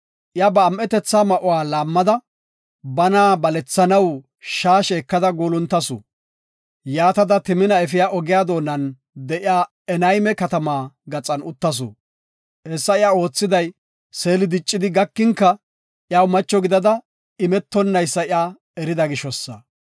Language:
Gofa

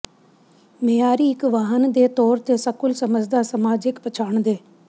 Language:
Punjabi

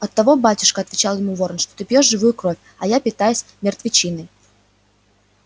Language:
Russian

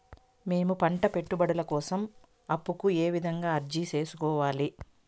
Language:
Telugu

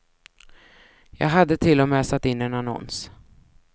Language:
Swedish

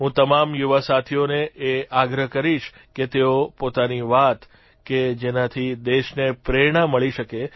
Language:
Gujarati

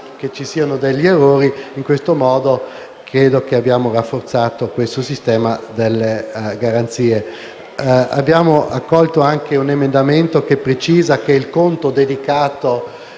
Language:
Italian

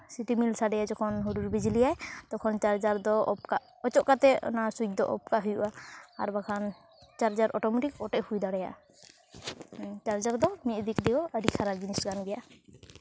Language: Santali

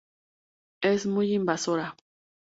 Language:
Spanish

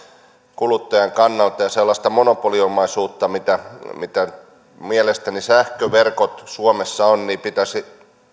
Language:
Finnish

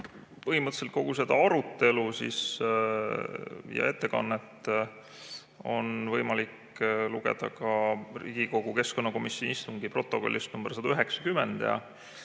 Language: Estonian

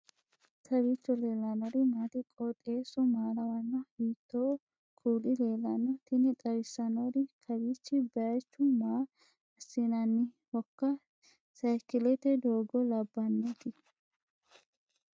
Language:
Sidamo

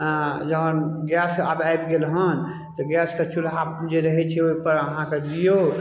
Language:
Maithili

